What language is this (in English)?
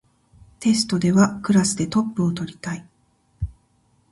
Japanese